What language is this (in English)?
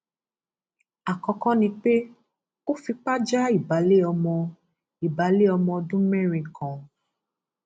Yoruba